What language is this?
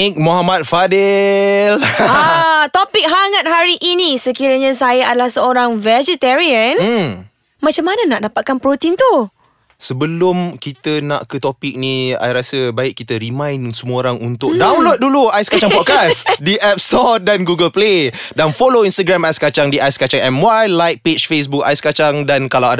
Malay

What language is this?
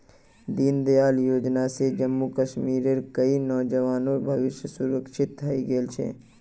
Magahi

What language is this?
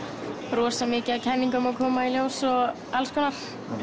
Icelandic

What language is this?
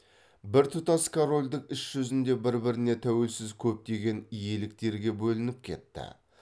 Kazakh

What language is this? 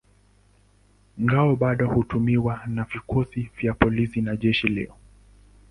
Swahili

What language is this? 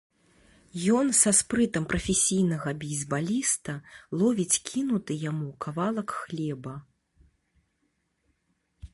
Belarusian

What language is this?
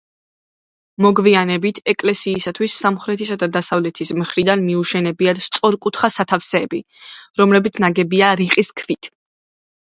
Georgian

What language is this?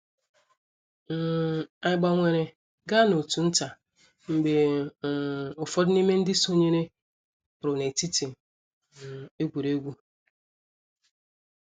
Igbo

